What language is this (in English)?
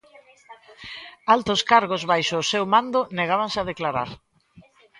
Galician